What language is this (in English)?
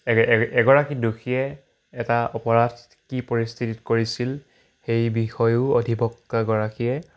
Assamese